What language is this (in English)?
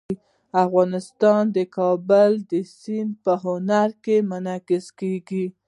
Pashto